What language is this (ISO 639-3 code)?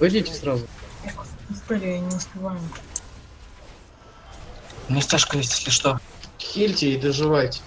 rus